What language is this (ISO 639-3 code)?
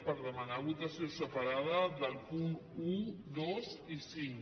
cat